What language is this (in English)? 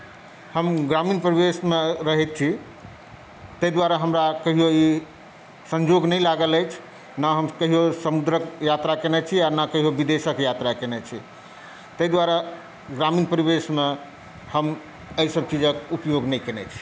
Maithili